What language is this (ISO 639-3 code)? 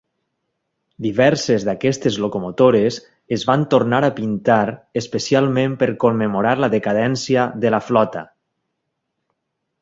cat